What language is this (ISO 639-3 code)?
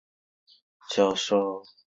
zho